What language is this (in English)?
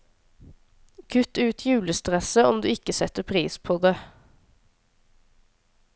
Norwegian